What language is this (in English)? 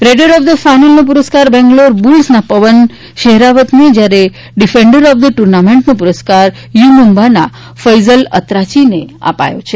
Gujarati